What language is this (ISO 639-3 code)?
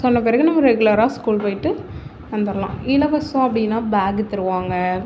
tam